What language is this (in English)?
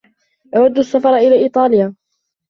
Arabic